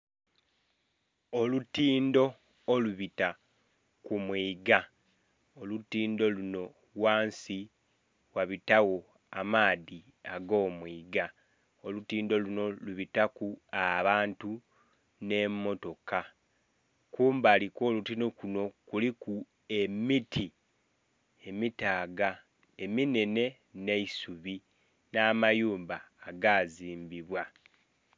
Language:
Soga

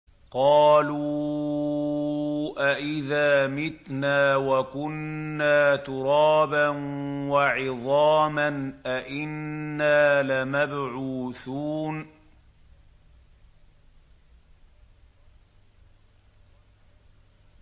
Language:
Arabic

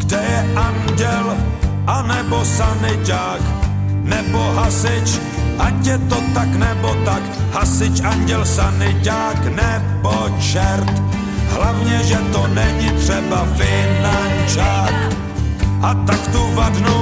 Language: Finnish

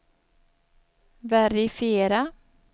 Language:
Swedish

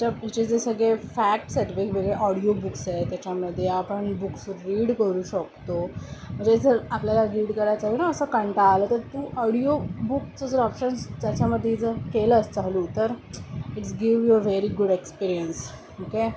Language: Marathi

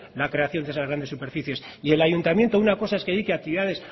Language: Spanish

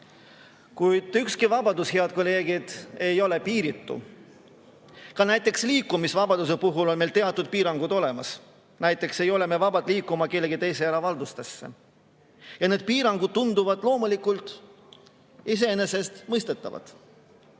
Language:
Estonian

